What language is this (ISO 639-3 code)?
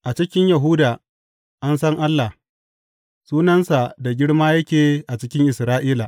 hau